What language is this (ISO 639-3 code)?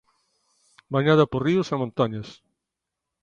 glg